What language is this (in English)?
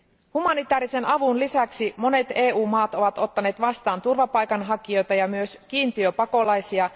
Finnish